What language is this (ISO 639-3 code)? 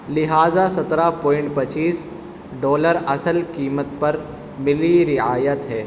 urd